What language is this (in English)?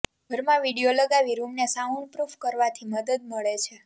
Gujarati